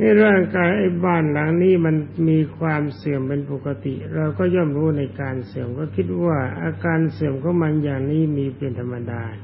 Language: Thai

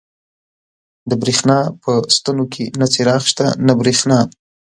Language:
Pashto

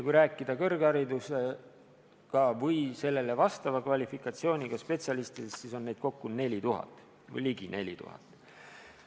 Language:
Estonian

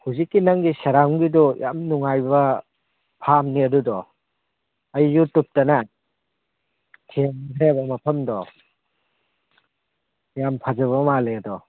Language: Manipuri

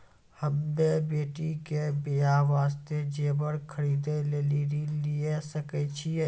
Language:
Maithili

